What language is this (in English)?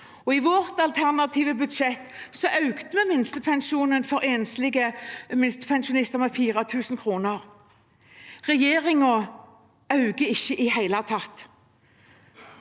Norwegian